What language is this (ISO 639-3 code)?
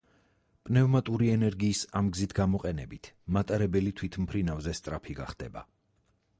kat